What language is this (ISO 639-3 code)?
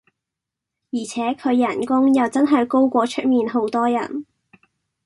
yue